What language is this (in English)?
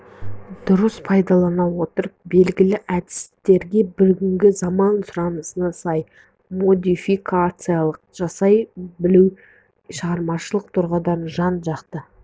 Kazakh